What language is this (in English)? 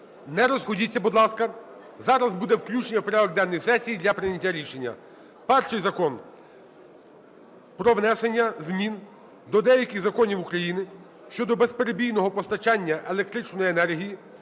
Ukrainian